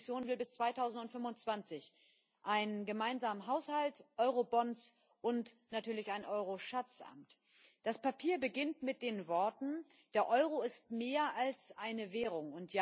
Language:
German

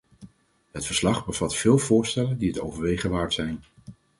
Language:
Dutch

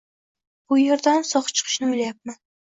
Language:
Uzbek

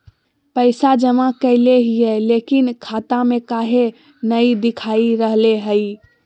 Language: Magahi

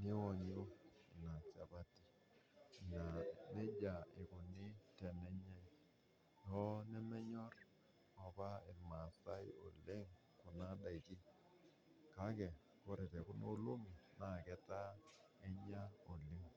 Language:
Masai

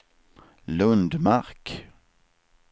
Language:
Swedish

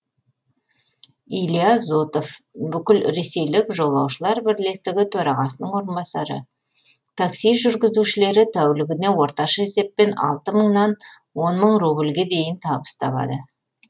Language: Kazakh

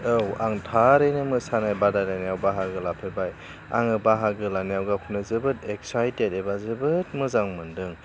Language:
Bodo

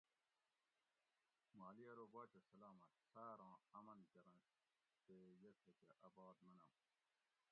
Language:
Gawri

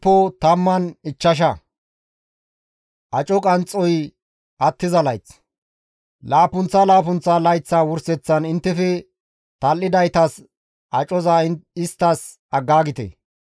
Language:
Gamo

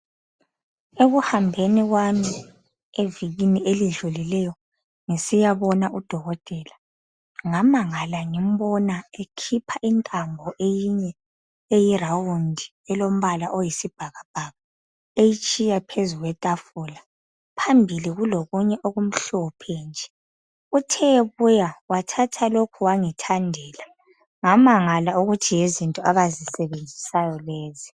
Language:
North Ndebele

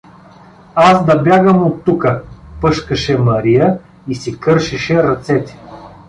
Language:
Bulgarian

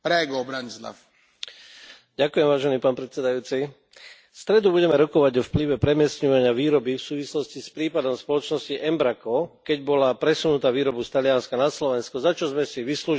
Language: Slovak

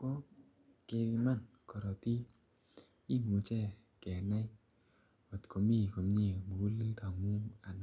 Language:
Kalenjin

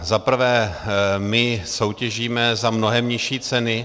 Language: Czech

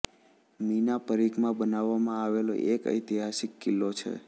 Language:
Gujarati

